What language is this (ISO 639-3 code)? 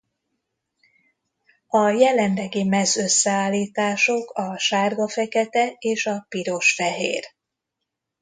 hun